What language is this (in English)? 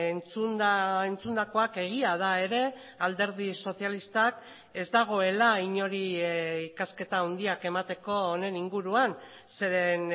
Basque